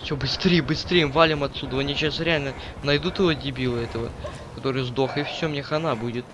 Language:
Russian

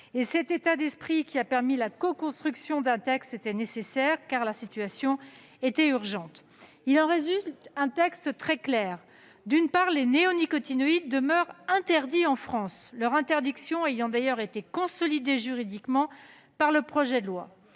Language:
French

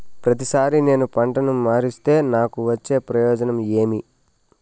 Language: Telugu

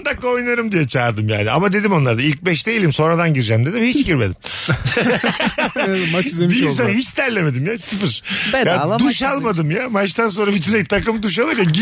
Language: Turkish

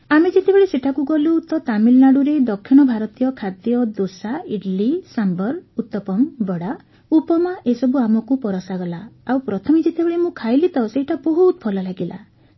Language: Odia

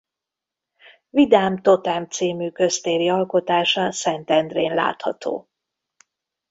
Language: Hungarian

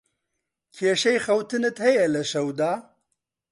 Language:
Central Kurdish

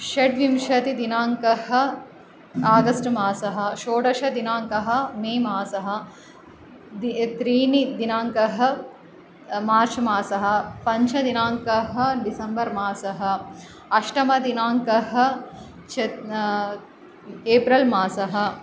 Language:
Sanskrit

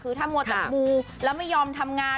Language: Thai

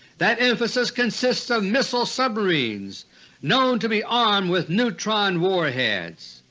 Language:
English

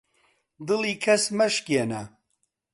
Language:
Central Kurdish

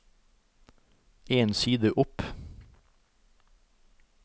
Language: Norwegian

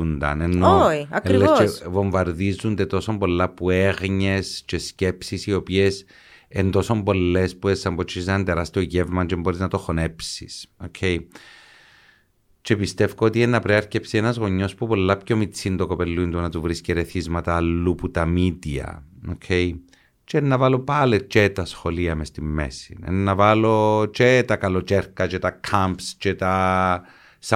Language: Greek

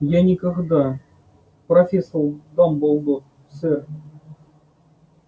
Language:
Russian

